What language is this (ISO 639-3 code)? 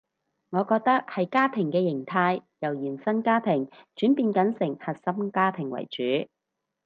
yue